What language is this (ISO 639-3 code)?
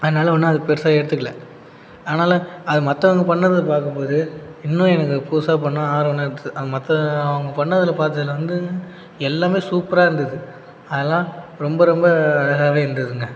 tam